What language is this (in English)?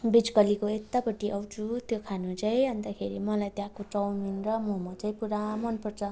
Nepali